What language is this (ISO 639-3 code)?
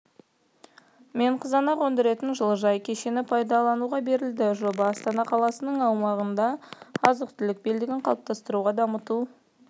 kaz